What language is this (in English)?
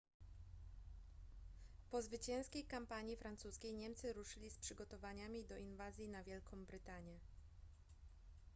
Polish